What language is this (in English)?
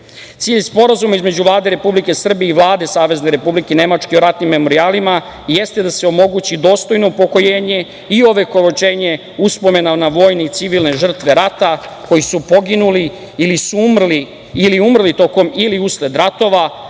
Serbian